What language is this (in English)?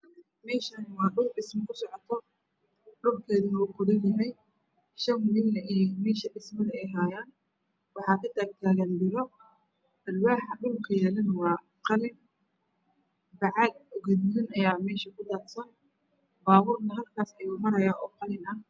Somali